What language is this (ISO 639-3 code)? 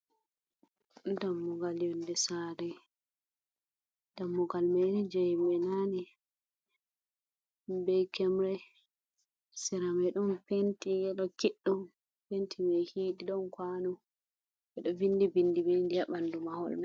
ful